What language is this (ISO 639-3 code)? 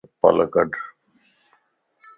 lss